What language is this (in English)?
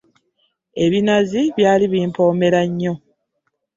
Ganda